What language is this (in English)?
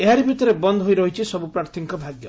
Odia